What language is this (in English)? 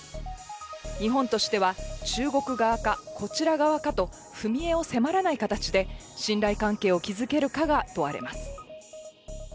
Japanese